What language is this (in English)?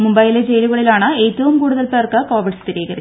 Malayalam